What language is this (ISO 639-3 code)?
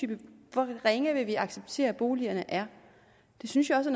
dan